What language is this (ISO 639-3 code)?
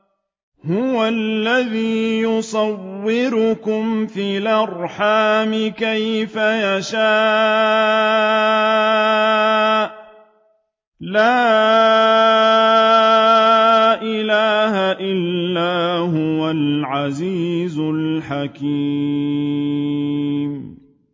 ara